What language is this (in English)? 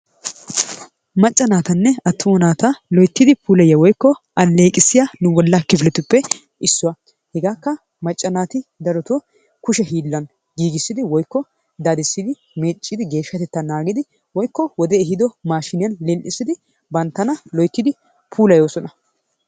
Wolaytta